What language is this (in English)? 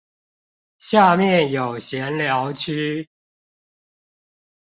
Chinese